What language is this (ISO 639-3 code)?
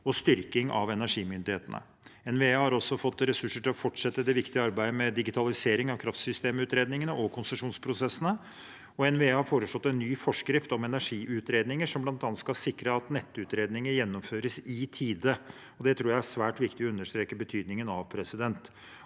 nor